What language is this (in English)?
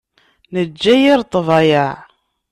Kabyle